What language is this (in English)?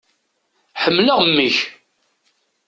Kabyle